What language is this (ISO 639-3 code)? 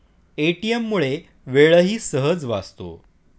mar